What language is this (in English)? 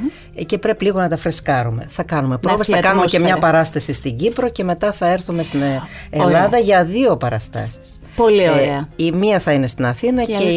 Greek